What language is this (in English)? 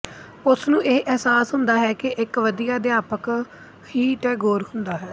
Punjabi